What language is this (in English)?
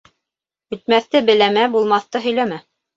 Bashkir